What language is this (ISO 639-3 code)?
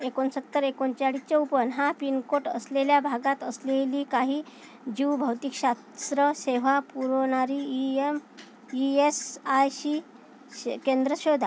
mar